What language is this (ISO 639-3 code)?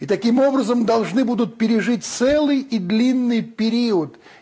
rus